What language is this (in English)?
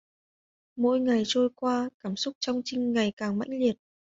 Vietnamese